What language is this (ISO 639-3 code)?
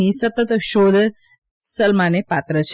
guj